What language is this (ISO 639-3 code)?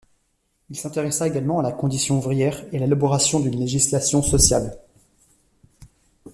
fra